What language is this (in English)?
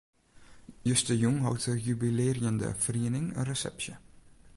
Western Frisian